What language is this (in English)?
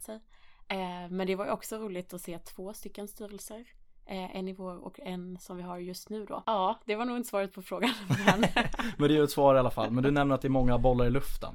Swedish